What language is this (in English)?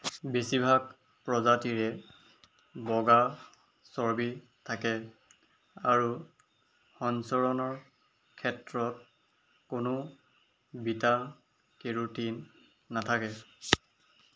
Assamese